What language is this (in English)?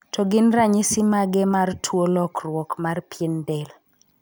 Luo (Kenya and Tanzania)